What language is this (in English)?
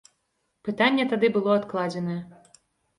Belarusian